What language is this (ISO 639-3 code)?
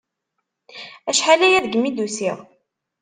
kab